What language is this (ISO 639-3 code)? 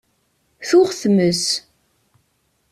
kab